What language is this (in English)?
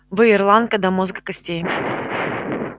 Russian